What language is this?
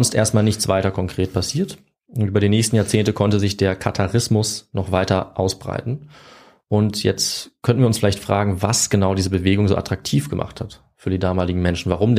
German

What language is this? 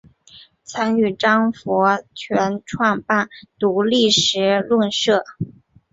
Chinese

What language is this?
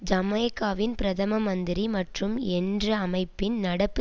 Tamil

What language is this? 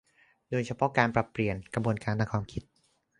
Thai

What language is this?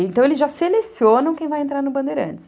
Portuguese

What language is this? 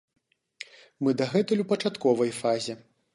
Belarusian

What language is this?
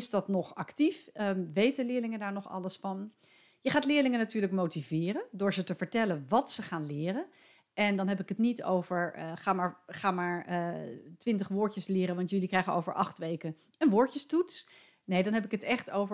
Dutch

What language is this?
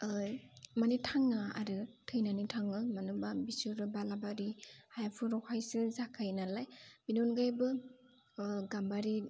Bodo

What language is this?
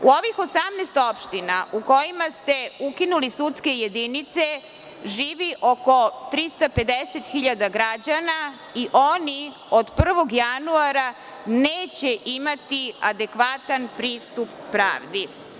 Serbian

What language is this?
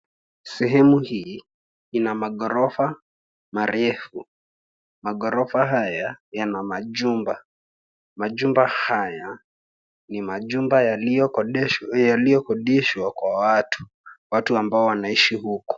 Swahili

